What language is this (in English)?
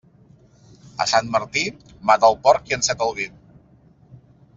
Catalan